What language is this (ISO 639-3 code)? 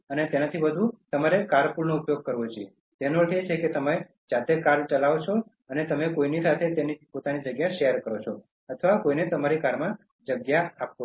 guj